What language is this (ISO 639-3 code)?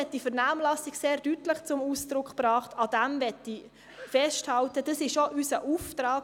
gsw